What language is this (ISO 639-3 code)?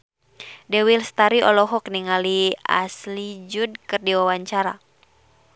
sun